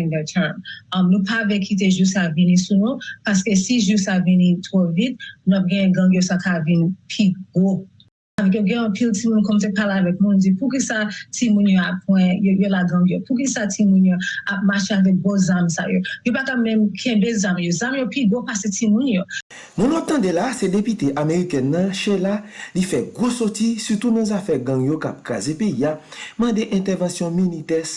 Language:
French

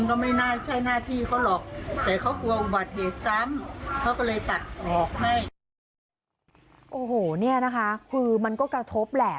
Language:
Thai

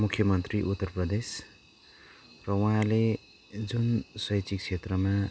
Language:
Nepali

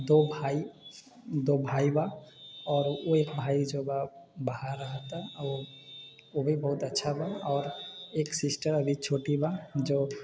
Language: Maithili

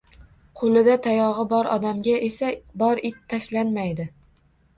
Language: Uzbek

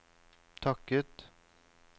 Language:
Norwegian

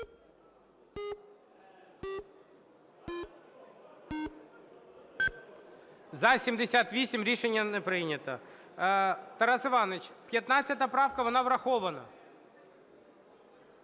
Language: Ukrainian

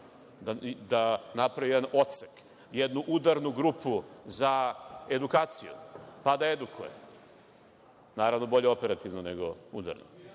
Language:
Serbian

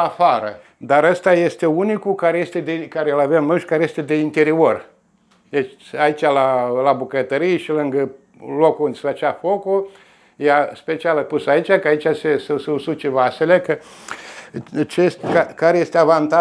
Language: Romanian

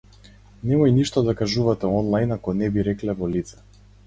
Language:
Macedonian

